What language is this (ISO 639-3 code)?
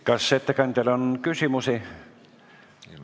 est